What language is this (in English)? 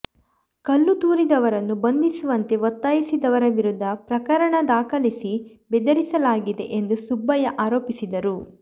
Kannada